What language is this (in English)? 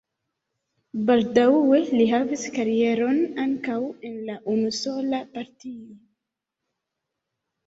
Esperanto